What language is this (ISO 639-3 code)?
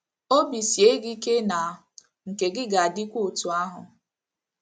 ibo